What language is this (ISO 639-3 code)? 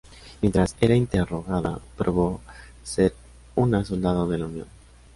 spa